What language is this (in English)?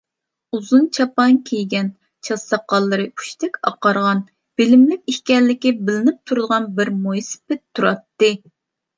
Uyghur